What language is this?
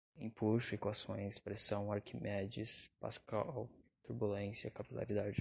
Portuguese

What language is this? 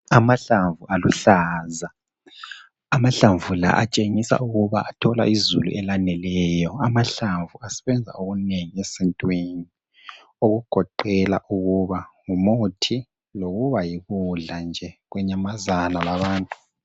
North Ndebele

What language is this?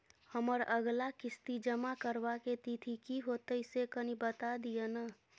Maithili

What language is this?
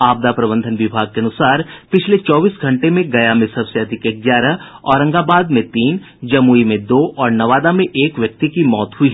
Hindi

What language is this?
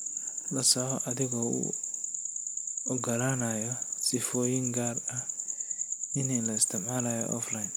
Somali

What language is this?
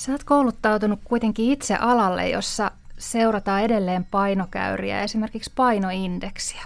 Finnish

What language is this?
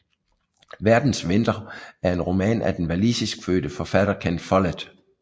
Danish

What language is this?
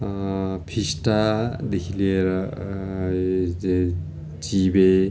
Nepali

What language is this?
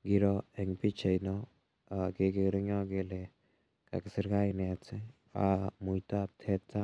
Kalenjin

